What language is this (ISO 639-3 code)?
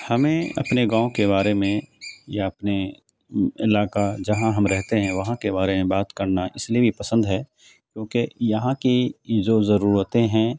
urd